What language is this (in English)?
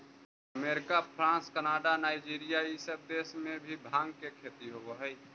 Magahi